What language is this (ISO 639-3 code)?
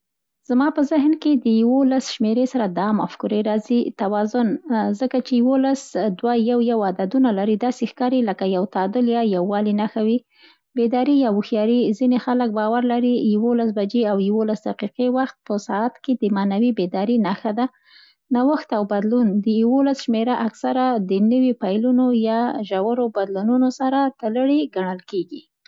pst